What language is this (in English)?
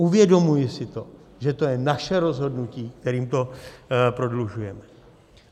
Czech